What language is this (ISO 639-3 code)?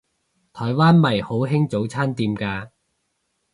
yue